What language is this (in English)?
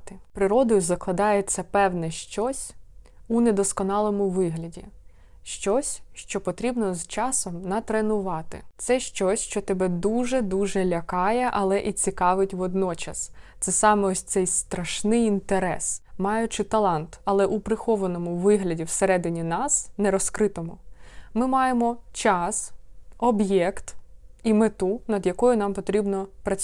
Ukrainian